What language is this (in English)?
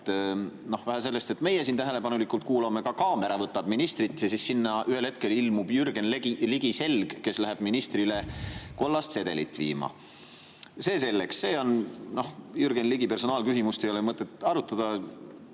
Estonian